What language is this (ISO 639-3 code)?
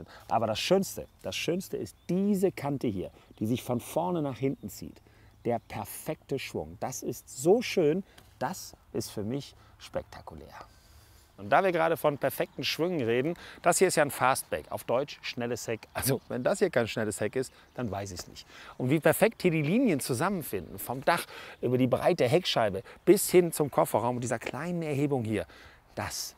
deu